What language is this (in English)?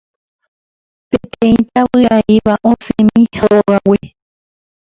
Guarani